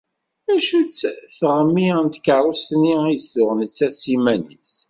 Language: Kabyle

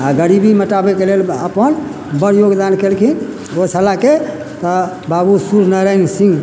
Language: Maithili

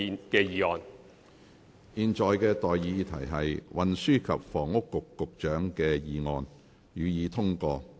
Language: Cantonese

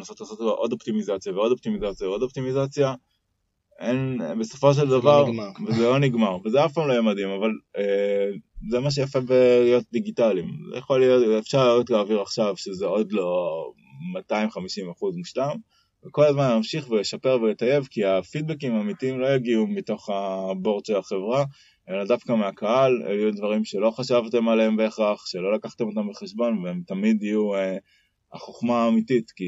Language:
Hebrew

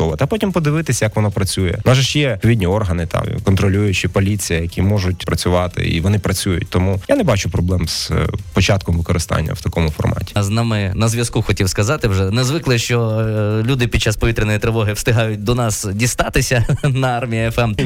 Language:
Ukrainian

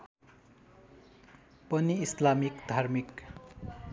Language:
Nepali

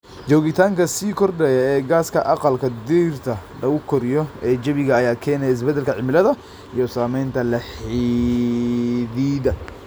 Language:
Somali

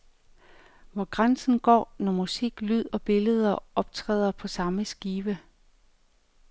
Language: Danish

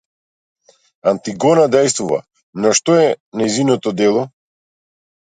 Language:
Macedonian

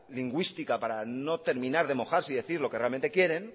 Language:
Spanish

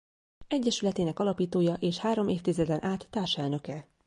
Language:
Hungarian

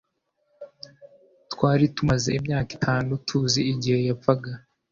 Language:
Kinyarwanda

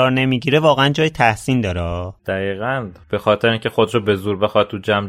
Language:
Persian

